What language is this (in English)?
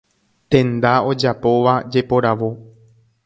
Guarani